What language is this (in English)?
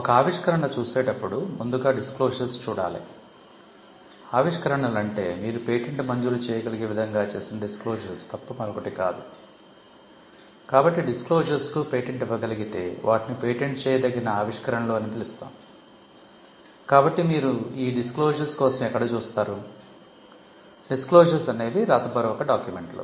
Telugu